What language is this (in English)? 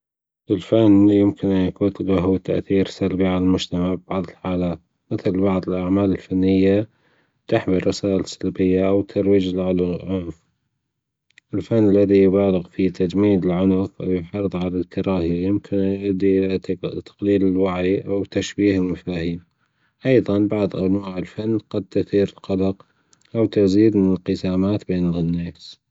Gulf Arabic